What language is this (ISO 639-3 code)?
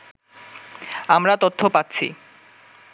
ben